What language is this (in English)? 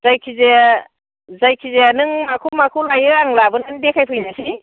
Bodo